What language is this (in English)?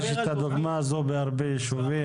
Hebrew